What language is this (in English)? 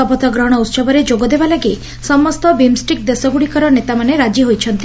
Odia